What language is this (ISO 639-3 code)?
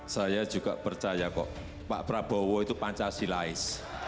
ind